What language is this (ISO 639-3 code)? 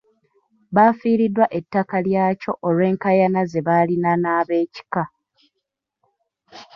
lug